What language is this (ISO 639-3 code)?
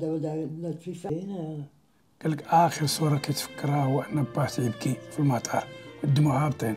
ara